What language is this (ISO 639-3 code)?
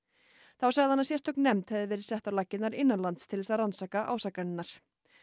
isl